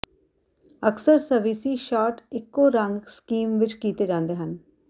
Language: Punjabi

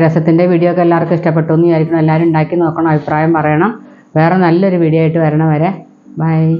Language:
Malayalam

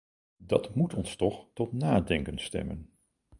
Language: Dutch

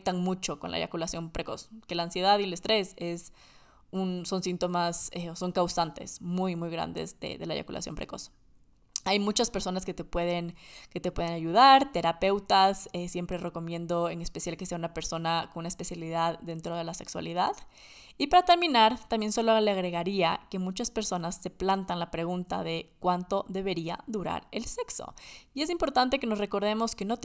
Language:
Spanish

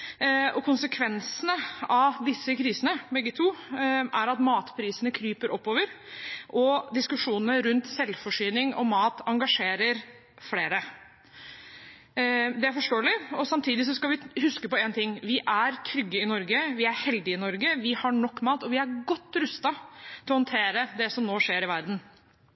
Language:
Norwegian Bokmål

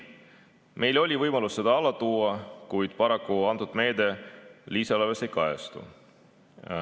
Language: Estonian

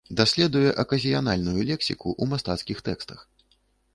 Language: Belarusian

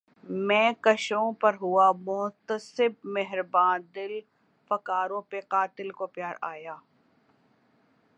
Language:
Urdu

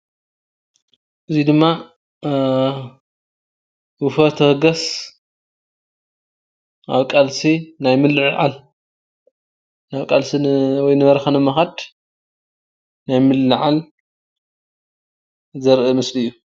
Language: Tigrinya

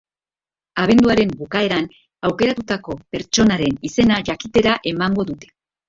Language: Basque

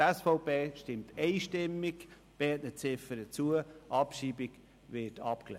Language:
Swiss German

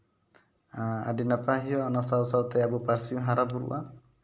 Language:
Santali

